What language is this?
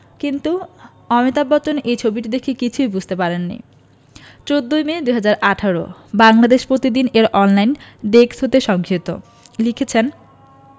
Bangla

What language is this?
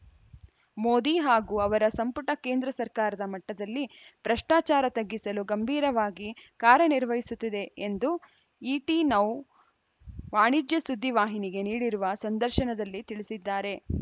Kannada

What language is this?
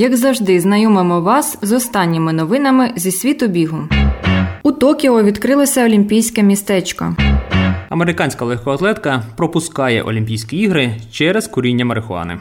Ukrainian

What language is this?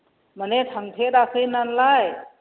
Bodo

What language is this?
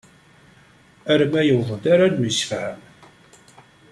Kabyle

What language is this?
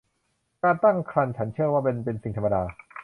Thai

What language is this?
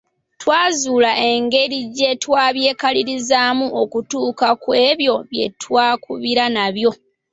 Ganda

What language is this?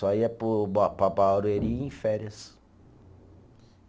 Portuguese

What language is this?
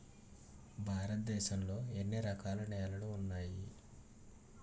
Telugu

